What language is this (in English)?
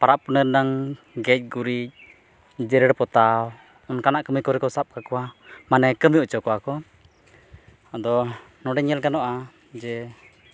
Santali